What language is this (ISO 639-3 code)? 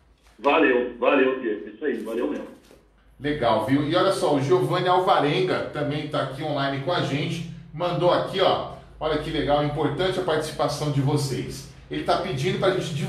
por